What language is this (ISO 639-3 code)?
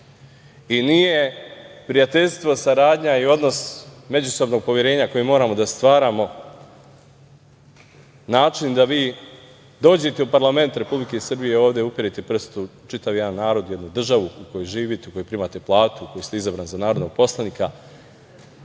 srp